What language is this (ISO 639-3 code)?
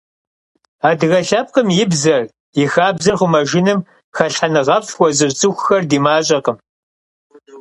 kbd